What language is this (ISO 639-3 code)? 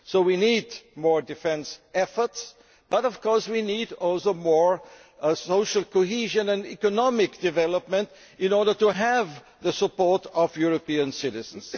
eng